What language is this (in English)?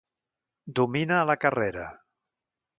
Catalan